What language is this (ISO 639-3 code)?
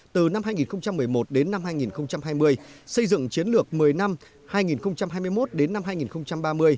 vie